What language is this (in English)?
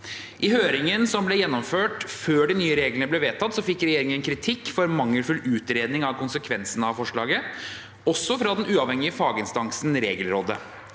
Norwegian